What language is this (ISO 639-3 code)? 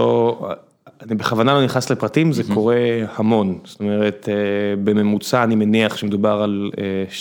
heb